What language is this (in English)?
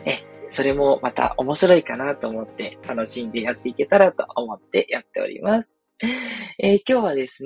Japanese